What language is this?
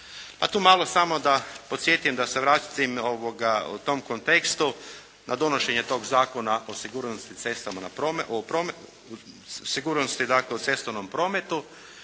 Croatian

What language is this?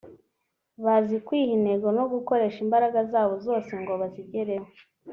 Kinyarwanda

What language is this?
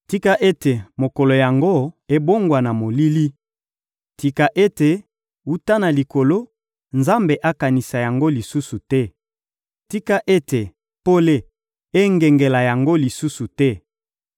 Lingala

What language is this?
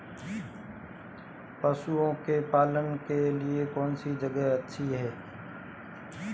Hindi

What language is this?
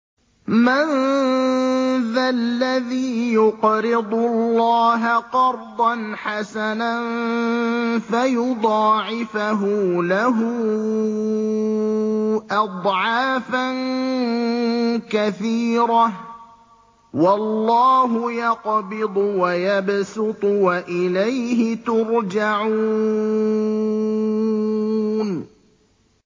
Arabic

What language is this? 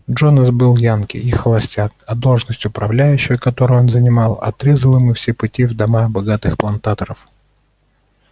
Russian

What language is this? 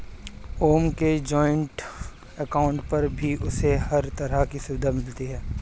Hindi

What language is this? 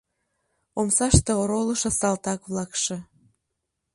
Mari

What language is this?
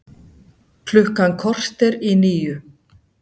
Icelandic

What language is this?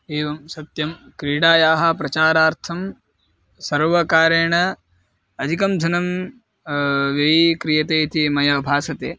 Sanskrit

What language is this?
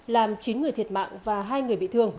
Vietnamese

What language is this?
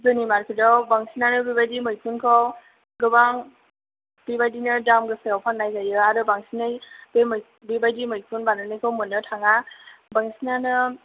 Bodo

